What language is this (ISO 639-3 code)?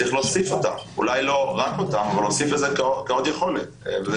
heb